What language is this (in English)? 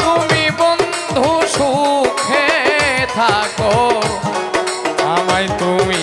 Romanian